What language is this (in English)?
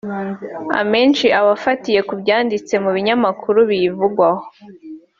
Kinyarwanda